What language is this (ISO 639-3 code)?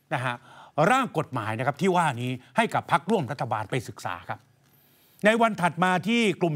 tha